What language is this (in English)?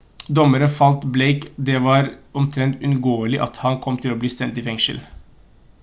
Norwegian Bokmål